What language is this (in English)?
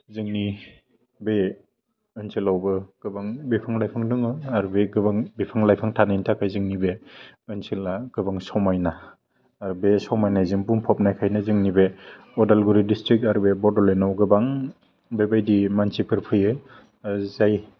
Bodo